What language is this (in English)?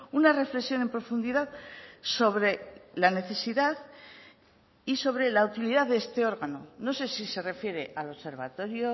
Spanish